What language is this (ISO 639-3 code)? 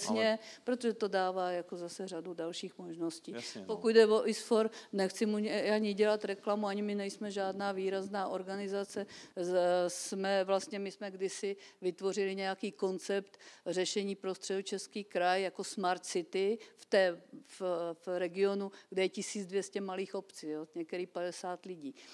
ces